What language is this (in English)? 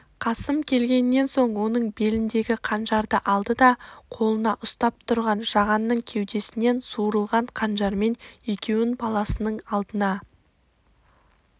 Kazakh